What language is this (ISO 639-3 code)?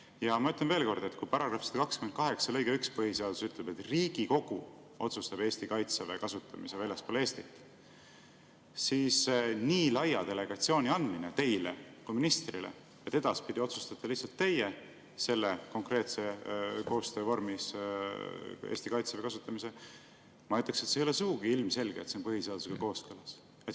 est